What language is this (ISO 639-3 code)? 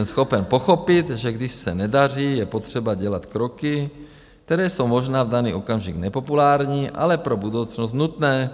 ces